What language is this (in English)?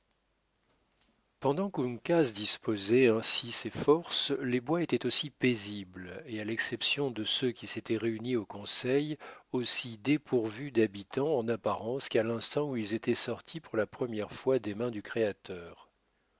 French